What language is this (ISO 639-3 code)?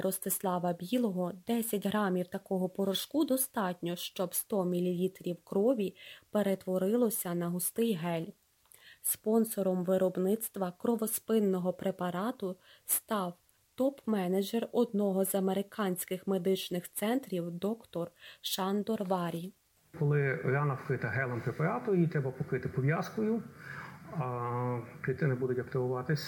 ukr